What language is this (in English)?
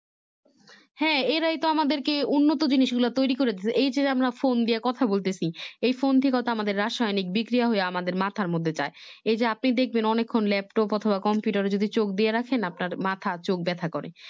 Bangla